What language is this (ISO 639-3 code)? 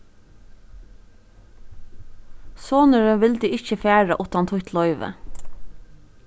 fao